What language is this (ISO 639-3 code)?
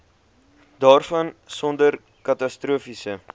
afr